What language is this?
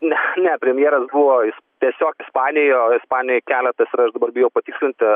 Lithuanian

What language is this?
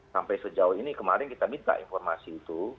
Indonesian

